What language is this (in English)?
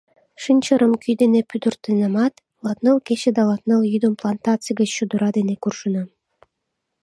Mari